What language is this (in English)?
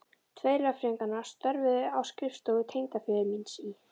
Icelandic